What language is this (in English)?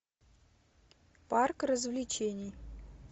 Russian